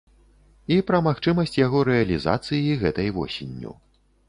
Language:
Belarusian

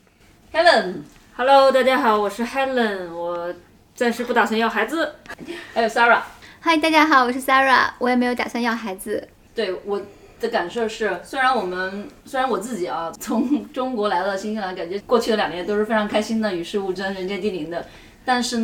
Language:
Chinese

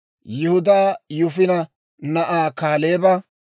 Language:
Dawro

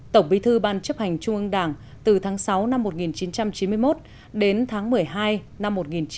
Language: Vietnamese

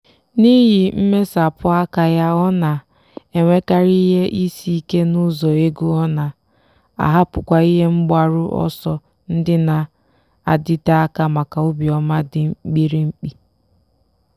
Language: Igbo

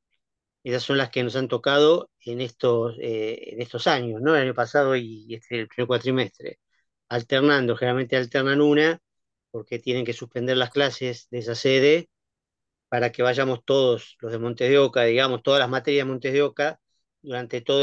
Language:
Spanish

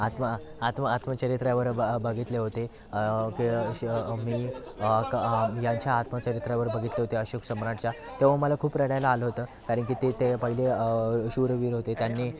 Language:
Marathi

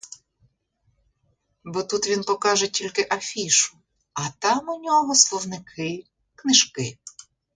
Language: Ukrainian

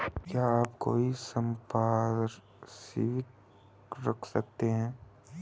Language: Hindi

